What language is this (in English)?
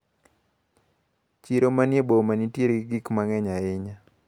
Luo (Kenya and Tanzania)